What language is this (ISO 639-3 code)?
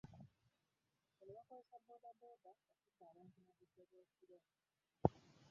lug